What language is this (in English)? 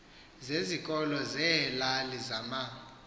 Xhosa